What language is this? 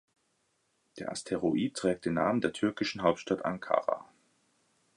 German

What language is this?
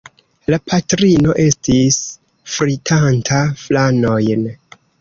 Esperanto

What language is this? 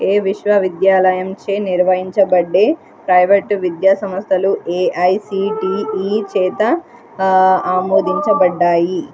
Telugu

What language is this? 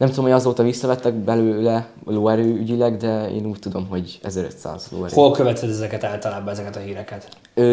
Hungarian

